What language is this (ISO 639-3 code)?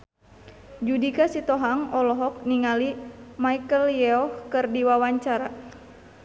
sun